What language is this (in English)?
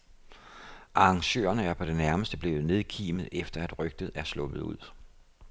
Danish